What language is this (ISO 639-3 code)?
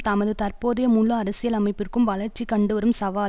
tam